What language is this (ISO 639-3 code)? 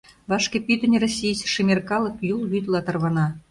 chm